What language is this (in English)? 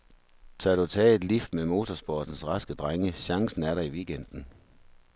Danish